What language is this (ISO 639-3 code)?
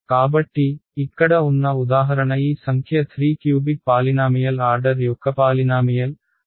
tel